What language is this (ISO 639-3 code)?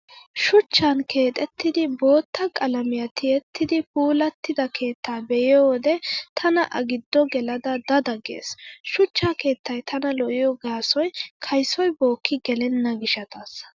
wal